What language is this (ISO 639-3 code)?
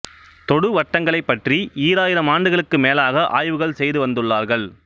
tam